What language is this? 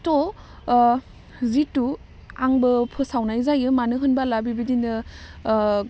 Bodo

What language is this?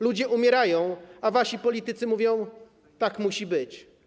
Polish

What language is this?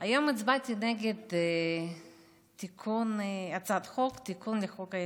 Hebrew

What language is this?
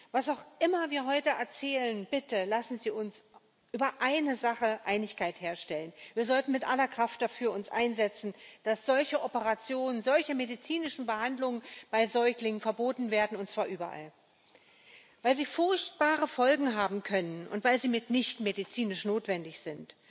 German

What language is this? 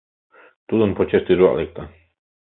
Mari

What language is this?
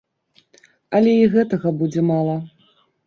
Belarusian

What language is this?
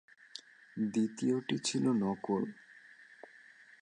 Bangla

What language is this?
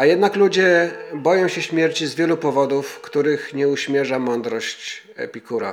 Polish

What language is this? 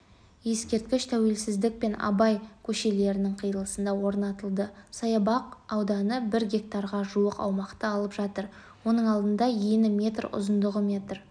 Kazakh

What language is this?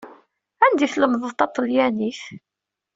Kabyle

